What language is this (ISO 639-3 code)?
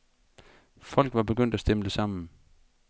dan